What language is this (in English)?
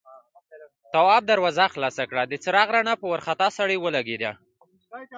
Pashto